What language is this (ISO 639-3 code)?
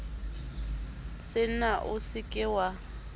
sot